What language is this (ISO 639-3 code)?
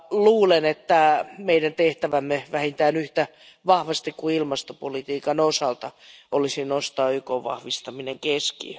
fin